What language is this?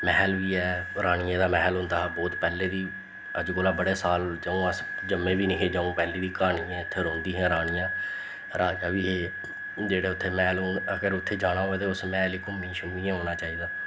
Dogri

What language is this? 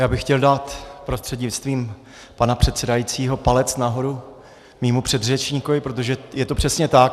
Czech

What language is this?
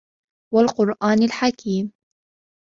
Arabic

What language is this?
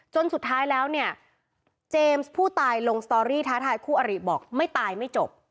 Thai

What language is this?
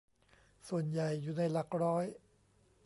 Thai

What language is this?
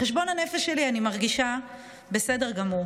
Hebrew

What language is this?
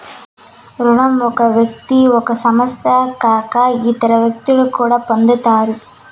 Telugu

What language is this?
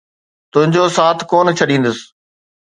Sindhi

